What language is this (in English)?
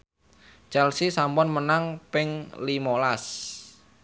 Javanese